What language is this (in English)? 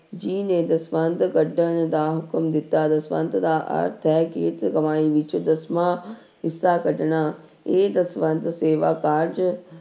Punjabi